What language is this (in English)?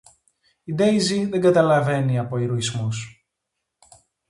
Greek